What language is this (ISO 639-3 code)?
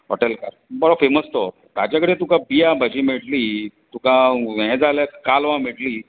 kok